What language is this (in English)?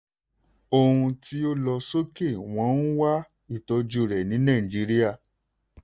Yoruba